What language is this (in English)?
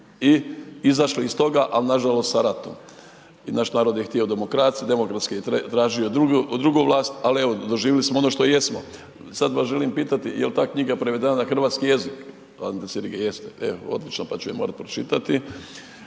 Croatian